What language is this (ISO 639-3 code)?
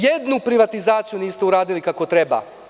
srp